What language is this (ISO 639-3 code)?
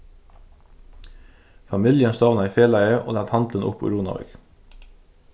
fao